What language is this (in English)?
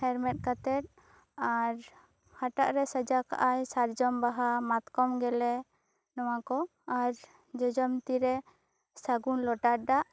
Santali